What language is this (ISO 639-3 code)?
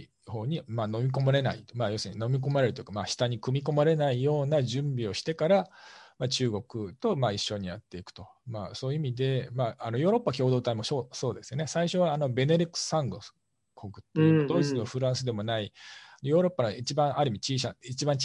jpn